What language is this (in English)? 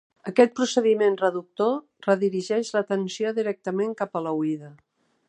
Catalan